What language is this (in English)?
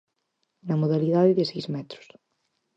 Galician